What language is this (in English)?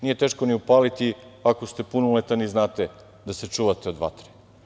Serbian